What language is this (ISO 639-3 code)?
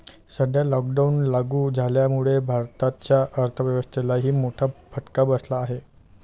mar